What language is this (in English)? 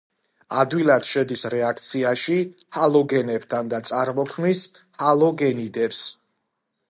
Georgian